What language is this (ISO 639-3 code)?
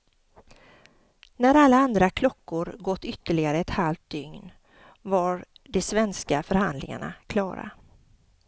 swe